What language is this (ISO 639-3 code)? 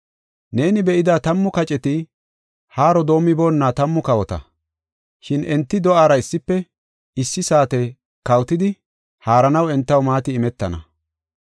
gof